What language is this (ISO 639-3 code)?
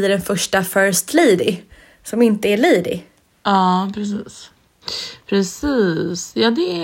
swe